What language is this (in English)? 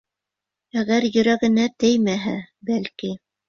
Bashkir